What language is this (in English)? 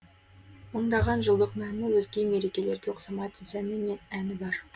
Kazakh